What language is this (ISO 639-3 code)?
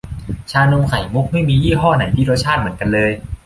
tha